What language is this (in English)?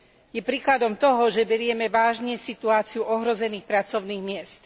Slovak